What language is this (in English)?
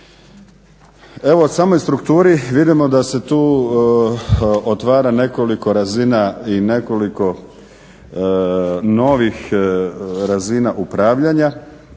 Croatian